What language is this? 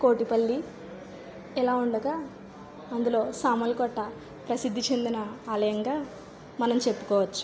Telugu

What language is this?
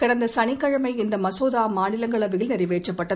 Tamil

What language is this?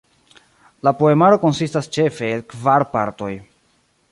Esperanto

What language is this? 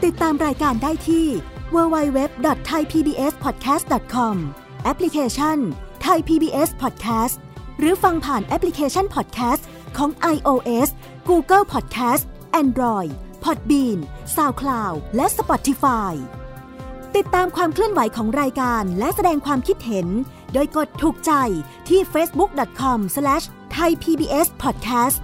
Thai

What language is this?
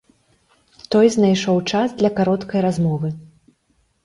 Belarusian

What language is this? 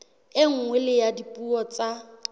Southern Sotho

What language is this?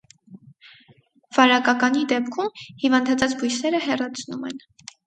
Armenian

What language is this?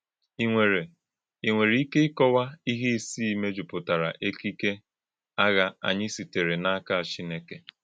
Igbo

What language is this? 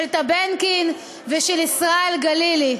Hebrew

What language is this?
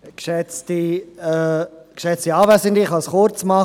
Swiss German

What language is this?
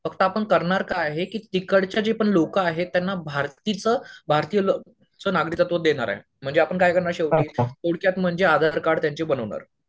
Marathi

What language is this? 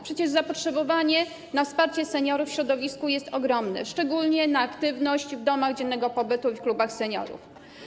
Polish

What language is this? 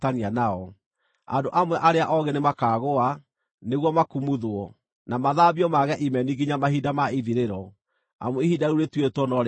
Kikuyu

